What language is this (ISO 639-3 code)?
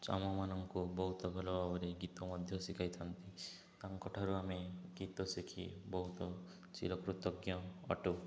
ori